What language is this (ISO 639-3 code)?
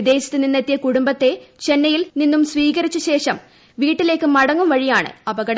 mal